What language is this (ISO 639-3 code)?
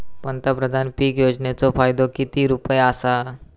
mar